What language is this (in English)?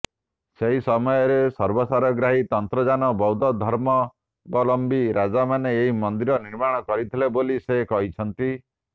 Odia